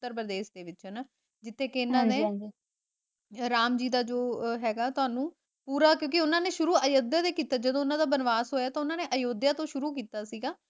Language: Punjabi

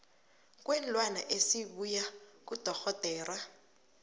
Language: South Ndebele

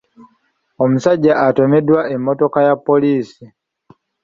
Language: Ganda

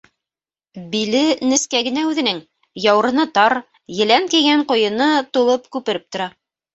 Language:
Bashkir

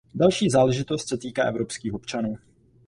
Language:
Czech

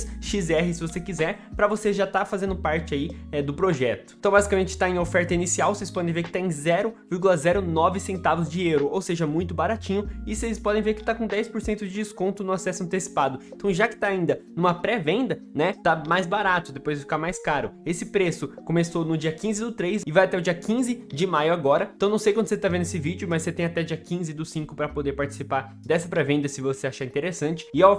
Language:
Portuguese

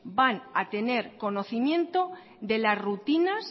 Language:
Spanish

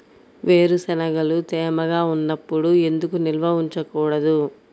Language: Telugu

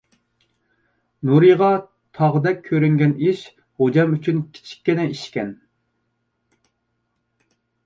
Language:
Uyghur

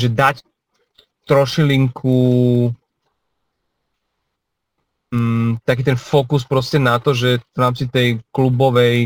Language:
Slovak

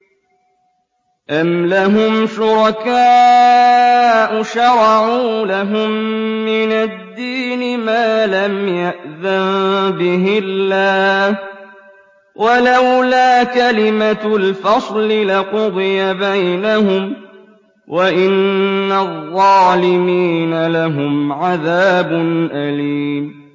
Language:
Arabic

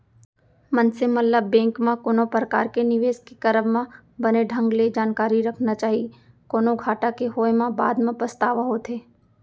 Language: Chhattisgarhi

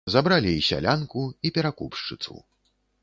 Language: Belarusian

